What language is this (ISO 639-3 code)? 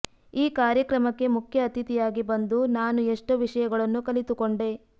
kan